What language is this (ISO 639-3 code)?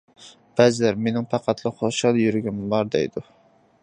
uig